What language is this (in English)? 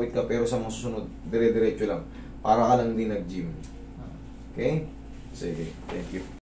Filipino